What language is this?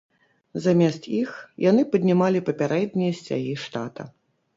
Belarusian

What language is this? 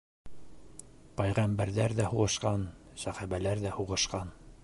Bashkir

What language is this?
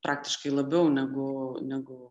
Lithuanian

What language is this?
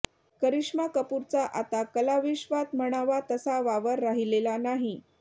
Marathi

